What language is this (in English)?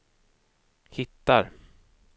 Swedish